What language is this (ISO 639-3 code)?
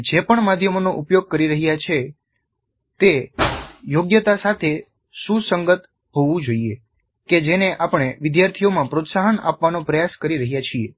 guj